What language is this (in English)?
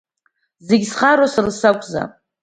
Abkhazian